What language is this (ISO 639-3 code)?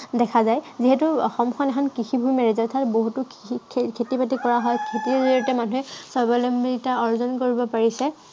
asm